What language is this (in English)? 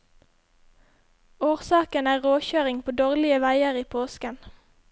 Norwegian